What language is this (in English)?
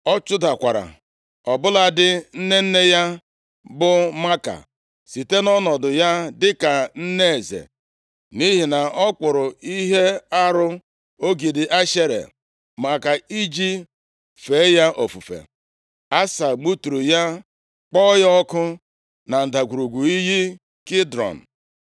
Igbo